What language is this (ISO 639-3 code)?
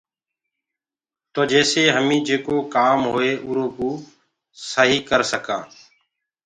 ggg